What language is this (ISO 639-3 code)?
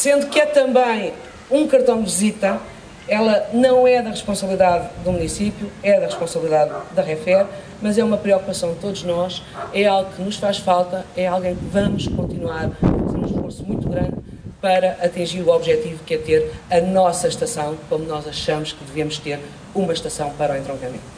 por